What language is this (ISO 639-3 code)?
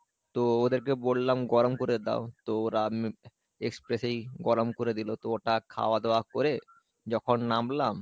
ben